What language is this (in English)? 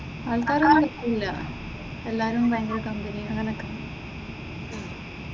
Malayalam